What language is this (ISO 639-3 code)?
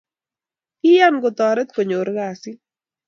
kln